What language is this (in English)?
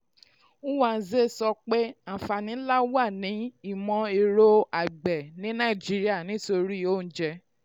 Yoruba